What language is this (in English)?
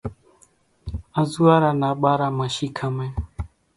Kachi Koli